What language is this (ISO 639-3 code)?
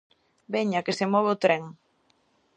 glg